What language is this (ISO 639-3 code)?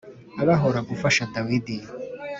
kin